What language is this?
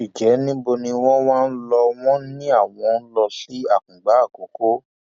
Yoruba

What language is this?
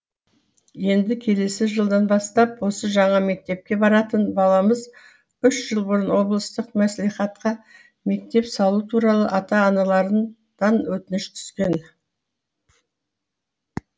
Kazakh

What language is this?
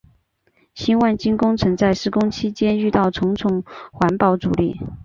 Chinese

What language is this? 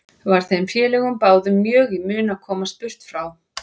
Icelandic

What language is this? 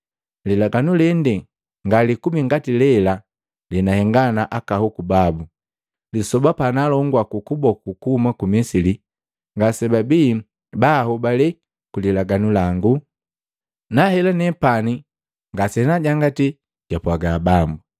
Matengo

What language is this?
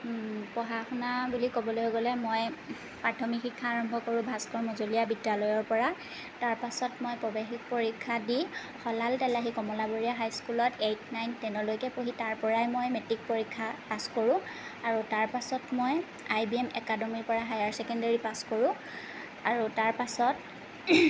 Assamese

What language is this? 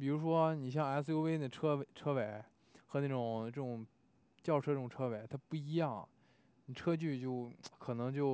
Chinese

